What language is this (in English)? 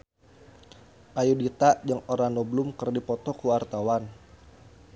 Sundanese